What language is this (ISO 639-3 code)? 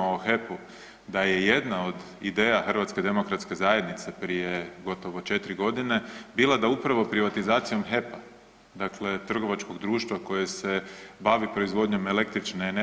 hrv